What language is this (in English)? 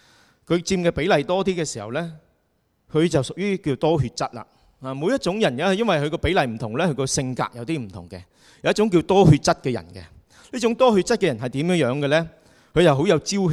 Chinese